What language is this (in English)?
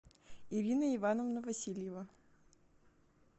Russian